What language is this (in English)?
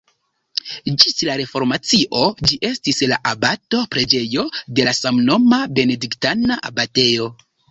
Esperanto